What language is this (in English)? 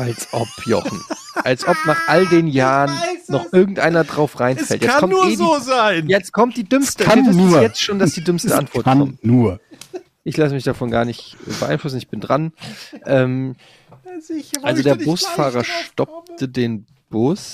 German